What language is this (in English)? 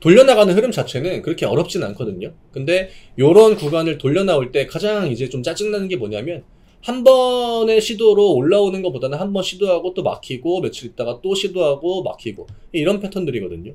Korean